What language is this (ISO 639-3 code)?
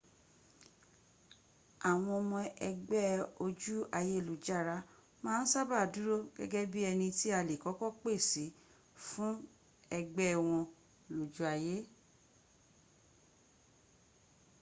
yor